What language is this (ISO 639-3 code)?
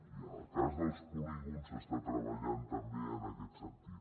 cat